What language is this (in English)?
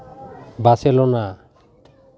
Santali